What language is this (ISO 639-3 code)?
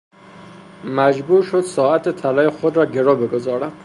fas